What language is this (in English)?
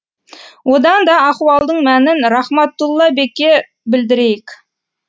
Kazakh